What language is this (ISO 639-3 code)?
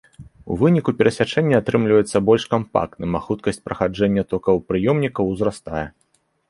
bel